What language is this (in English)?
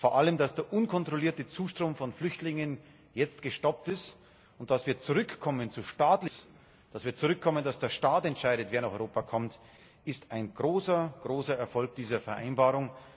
German